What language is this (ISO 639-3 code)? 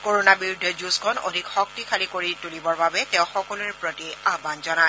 asm